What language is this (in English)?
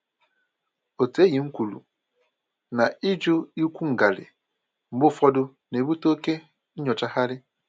Igbo